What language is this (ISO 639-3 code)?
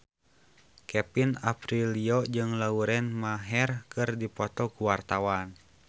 sun